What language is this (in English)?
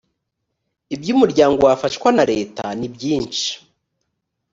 Kinyarwanda